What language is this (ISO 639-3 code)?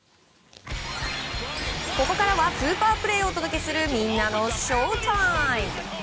jpn